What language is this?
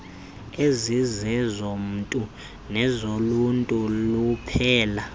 Xhosa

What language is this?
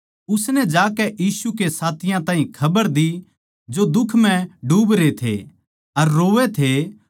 Haryanvi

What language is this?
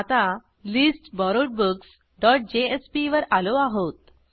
Marathi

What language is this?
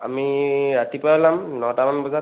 Assamese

